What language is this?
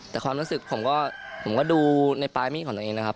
Thai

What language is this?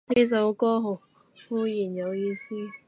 Cantonese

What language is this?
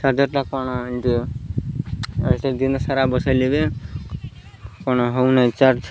Odia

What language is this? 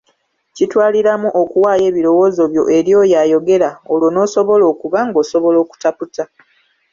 Ganda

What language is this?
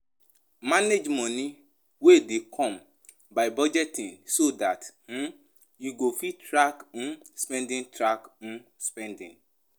Nigerian Pidgin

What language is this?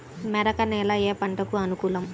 Telugu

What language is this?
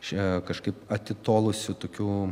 Lithuanian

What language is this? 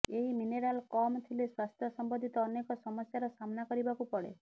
Odia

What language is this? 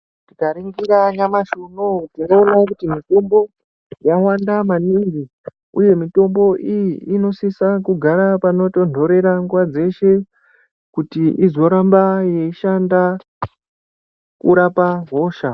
Ndau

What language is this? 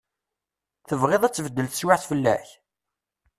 Kabyle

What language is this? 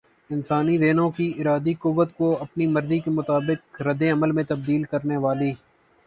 Urdu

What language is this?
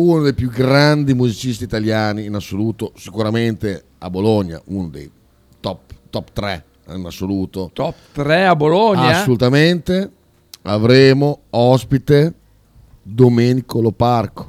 Italian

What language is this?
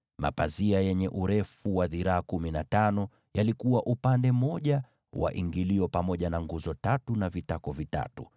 Swahili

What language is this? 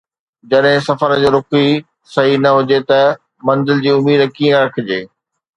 Sindhi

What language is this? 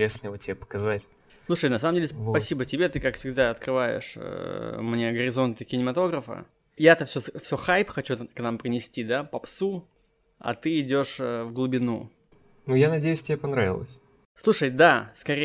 Russian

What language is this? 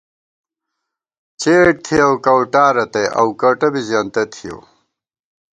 Gawar-Bati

